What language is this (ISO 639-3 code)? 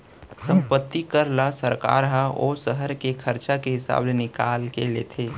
hne